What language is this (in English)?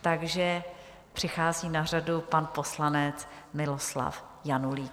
Czech